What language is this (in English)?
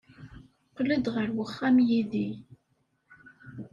Kabyle